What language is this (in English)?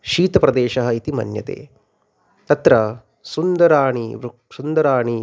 Sanskrit